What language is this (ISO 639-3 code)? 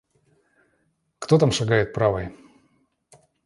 rus